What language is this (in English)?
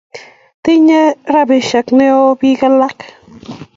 Kalenjin